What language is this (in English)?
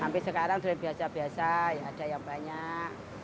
Indonesian